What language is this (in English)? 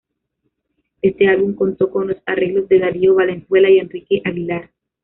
Spanish